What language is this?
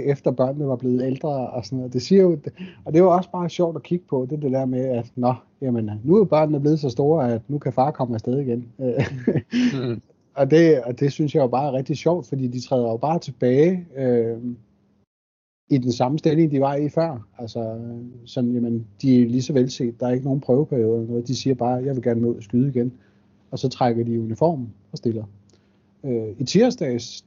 Danish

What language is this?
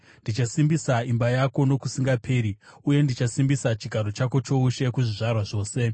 Shona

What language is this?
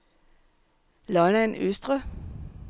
Danish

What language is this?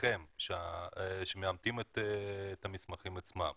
Hebrew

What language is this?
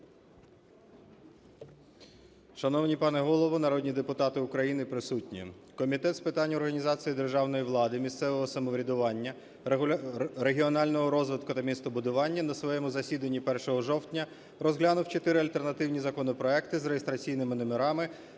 Ukrainian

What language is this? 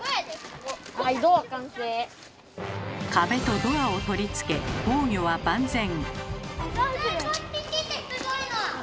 Japanese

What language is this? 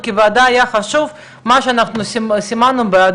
Hebrew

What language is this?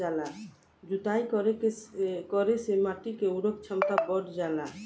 Bhojpuri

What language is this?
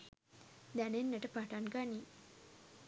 Sinhala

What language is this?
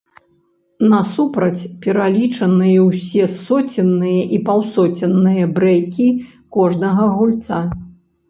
Belarusian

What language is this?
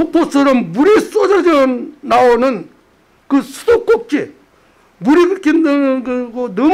Korean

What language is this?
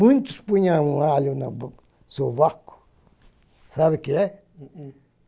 Portuguese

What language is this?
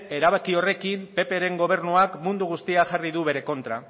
Basque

